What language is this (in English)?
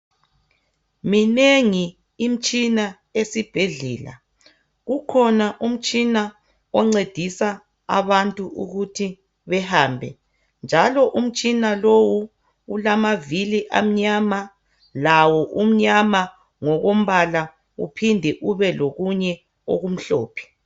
North Ndebele